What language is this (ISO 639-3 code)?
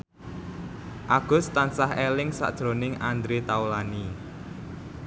jav